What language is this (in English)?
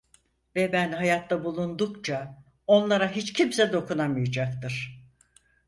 Turkish